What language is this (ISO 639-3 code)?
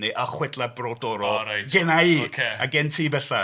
cym